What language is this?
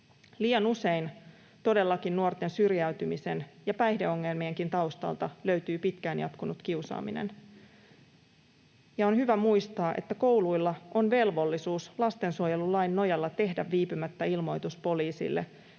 Finnish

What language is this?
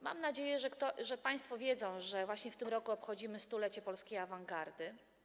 Polish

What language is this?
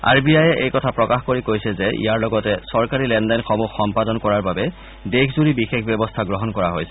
Assamese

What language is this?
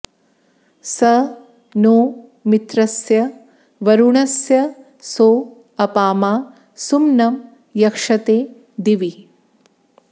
Sanskrit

